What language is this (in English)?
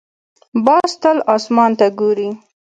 Pashto